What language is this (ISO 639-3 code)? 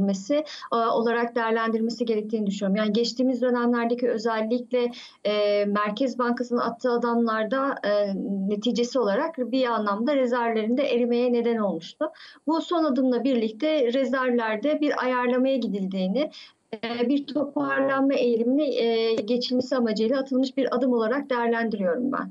tur